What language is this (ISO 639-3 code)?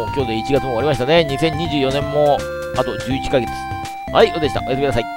jpn